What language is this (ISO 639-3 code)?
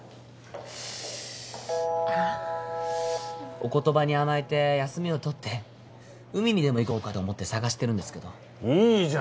jpn